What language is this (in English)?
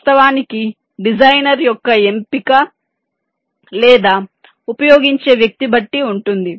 Telugu